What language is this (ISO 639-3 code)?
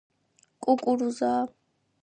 kat